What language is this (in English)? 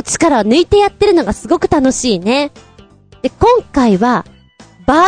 Japanese